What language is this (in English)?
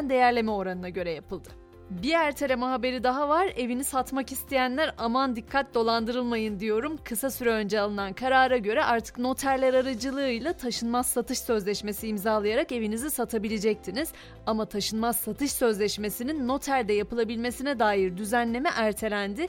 Turkish